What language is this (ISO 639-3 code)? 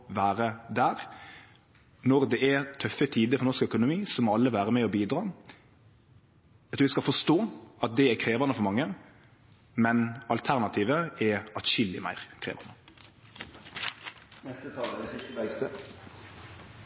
nor